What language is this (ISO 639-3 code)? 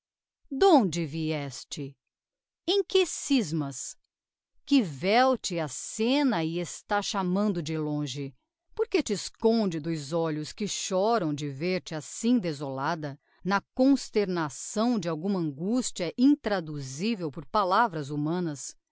por